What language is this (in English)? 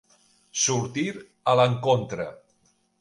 Catalan